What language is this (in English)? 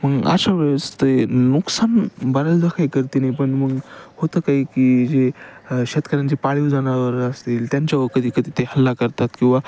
Marathi